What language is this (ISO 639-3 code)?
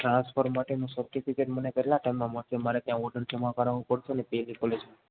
guj